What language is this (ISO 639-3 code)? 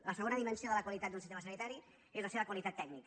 cat